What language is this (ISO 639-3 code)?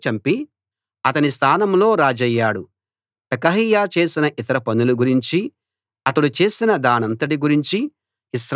tel